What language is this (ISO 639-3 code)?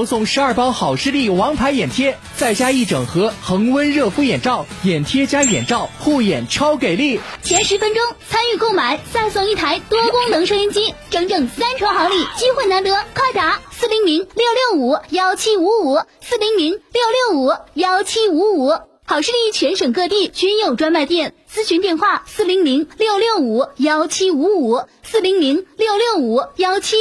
zho